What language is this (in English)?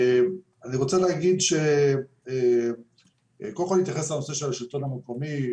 Hebrew